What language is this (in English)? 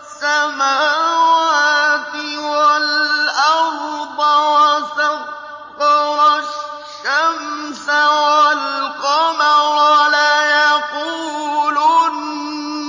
Arabic